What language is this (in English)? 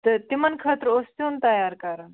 Kashmiri